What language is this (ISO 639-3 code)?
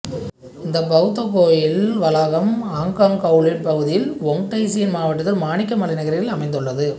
tam